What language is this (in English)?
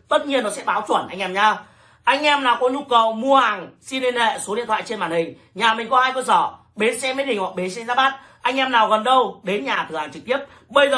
Vietnamese